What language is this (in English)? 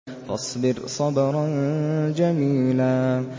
Arabic